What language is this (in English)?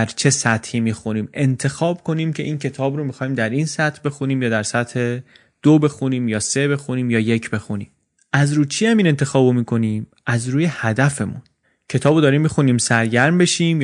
Persian